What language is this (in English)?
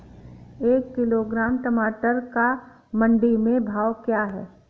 Hindi